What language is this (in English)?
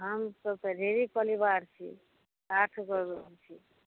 Maithili